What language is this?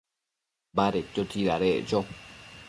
Matsés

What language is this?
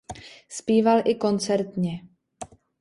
Czech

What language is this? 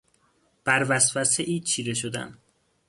Persian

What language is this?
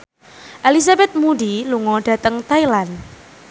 Javanese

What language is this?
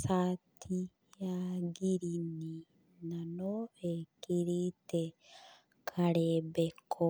Kikuyu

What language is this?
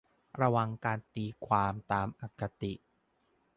Thai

